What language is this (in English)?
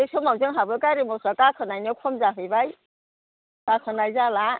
Bodo